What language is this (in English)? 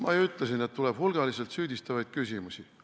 Estonian